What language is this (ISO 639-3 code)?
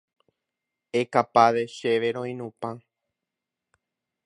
grn